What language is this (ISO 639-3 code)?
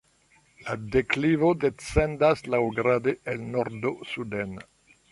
epo